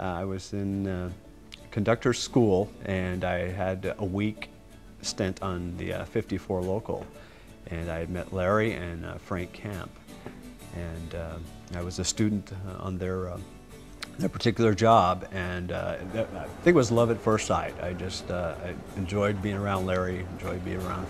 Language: English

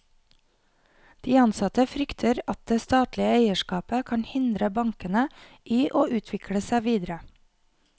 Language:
Norwegian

